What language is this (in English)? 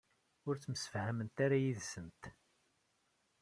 Kabyle